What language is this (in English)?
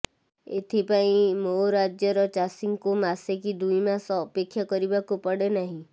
Odia